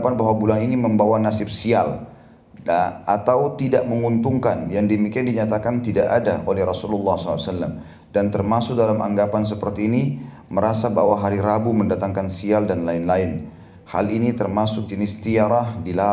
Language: Indonesian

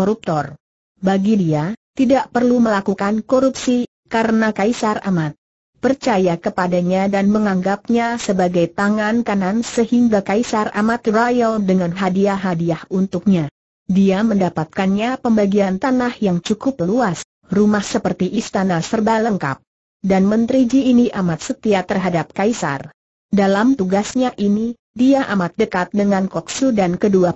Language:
Indonesian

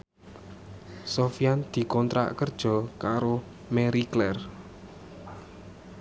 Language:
Javanese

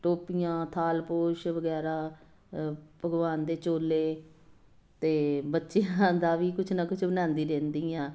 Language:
Punjabi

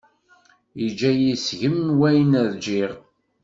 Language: Kabyle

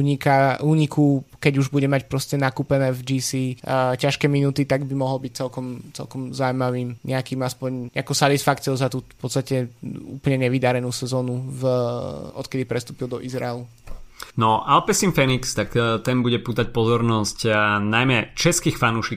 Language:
Slovak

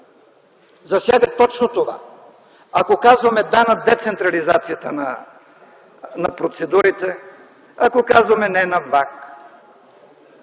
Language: Bulgarian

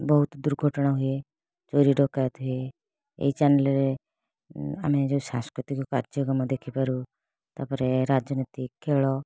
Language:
Odia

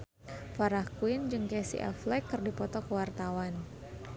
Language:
Sundanese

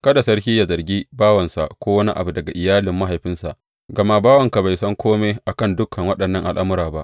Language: Hausa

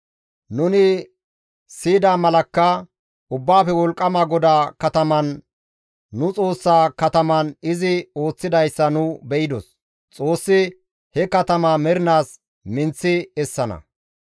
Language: Gamo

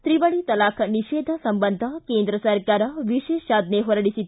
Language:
Kannada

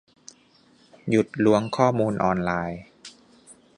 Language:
Thai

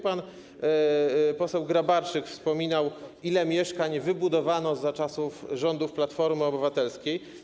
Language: Polish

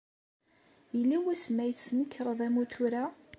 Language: Kabyle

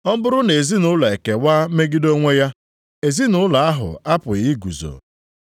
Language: Igbo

